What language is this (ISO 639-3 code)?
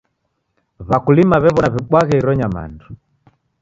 dav